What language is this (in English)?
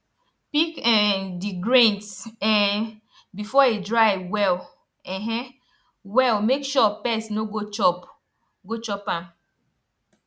Nigerian Pidgin